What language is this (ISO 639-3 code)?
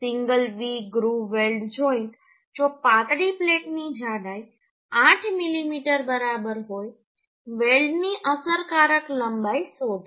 guj